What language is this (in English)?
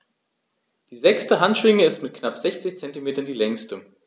German